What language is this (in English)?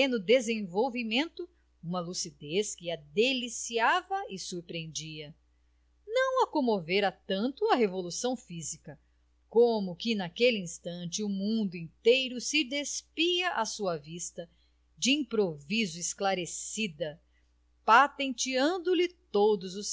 Portuguese